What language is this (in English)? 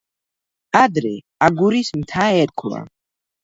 Georgian